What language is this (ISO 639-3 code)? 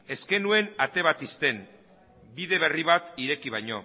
eus